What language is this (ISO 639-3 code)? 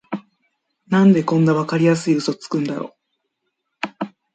jpn